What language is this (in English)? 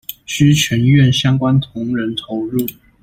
Chinese